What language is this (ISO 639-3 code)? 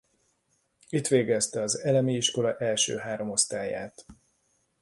hun